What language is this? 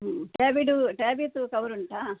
Kannada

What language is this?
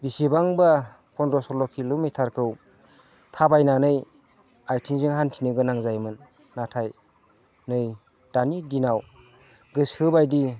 Bodo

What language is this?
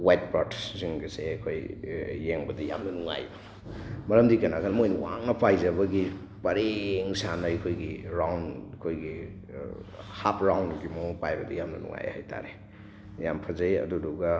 Manipuri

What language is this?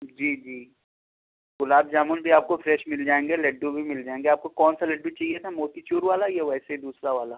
Urdu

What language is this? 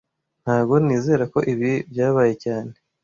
Kinyarwanda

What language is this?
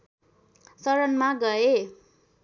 Nepali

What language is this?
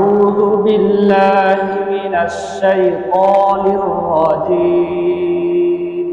Arabic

